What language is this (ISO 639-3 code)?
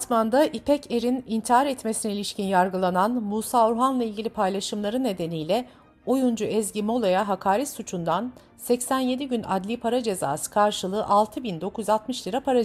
tur